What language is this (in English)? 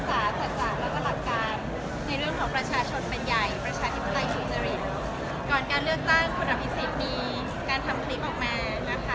Thai